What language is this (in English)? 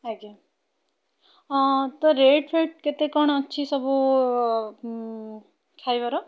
Odia